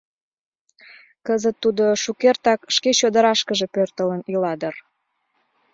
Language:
Mari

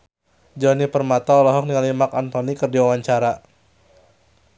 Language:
Sundanese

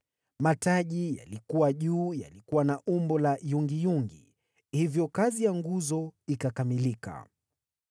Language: Swahili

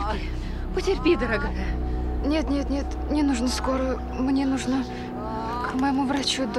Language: Russian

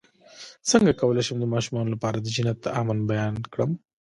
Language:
Pashto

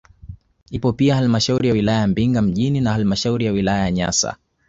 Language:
Swahili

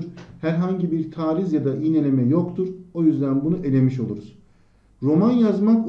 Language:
Turkish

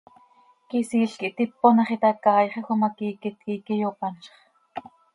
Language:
Seri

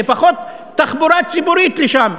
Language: Hebrew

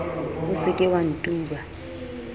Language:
Southern Sotho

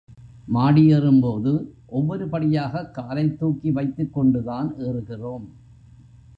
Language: Tamil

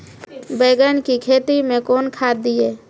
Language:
Maithili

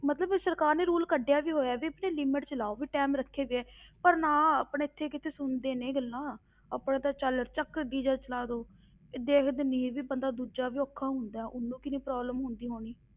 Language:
Punjabi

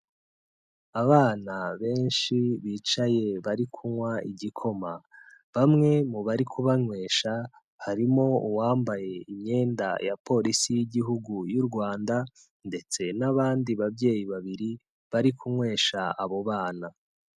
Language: Kinyarwanda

